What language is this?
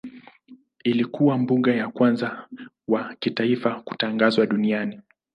Swahili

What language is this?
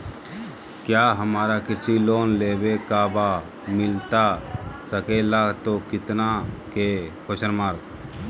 Magahi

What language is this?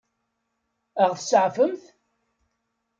Kabyle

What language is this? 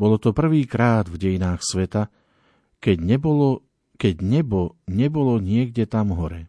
Slovak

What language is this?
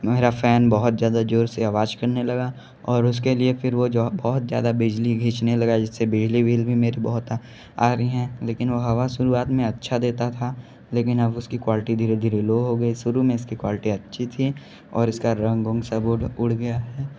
Hindi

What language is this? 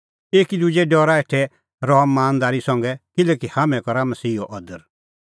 Kullu Pahari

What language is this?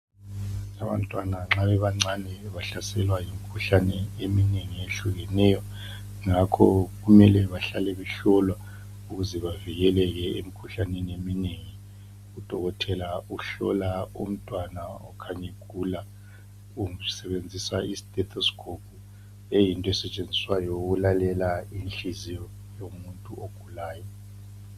North Ndebele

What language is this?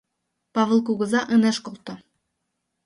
Mari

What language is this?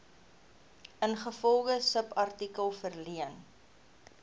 Afrikaans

